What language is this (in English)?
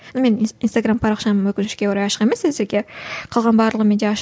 Kazakh